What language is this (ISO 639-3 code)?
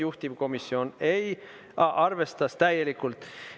est